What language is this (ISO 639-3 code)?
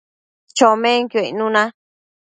mcf